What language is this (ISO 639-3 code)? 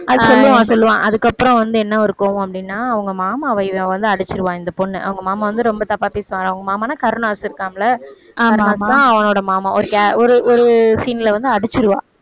tam